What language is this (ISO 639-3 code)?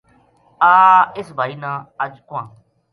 gju